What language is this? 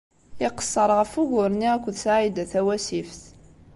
Kabyle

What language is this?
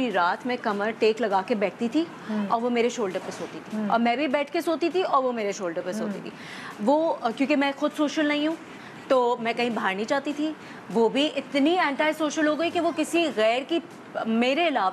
Hindi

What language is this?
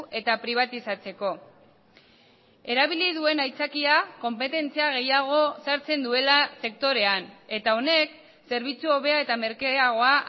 Basque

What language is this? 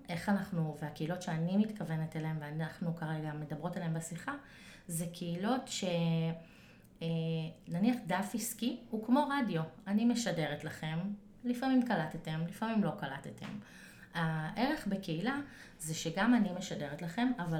Hebrew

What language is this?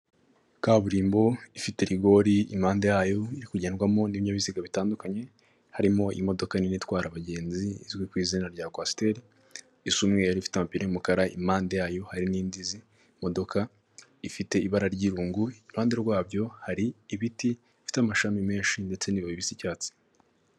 Kinyarwanda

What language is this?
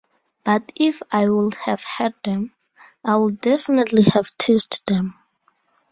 English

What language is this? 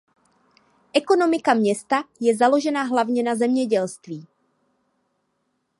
Czech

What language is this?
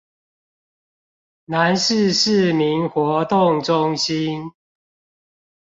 Chinese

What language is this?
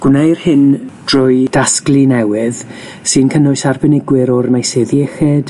Welsh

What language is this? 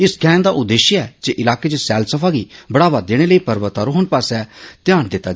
Dogri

